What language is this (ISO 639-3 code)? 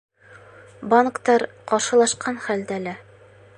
bak